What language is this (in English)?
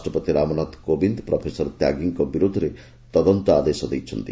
Odia